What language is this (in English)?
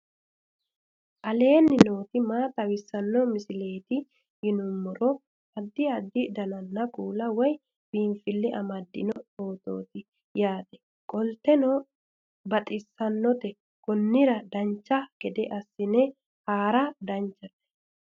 Sidamo